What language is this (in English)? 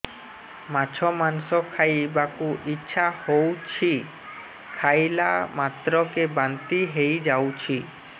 Odia